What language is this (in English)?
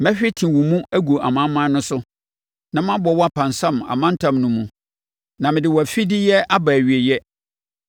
Akan